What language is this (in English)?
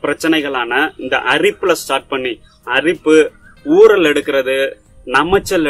Hindi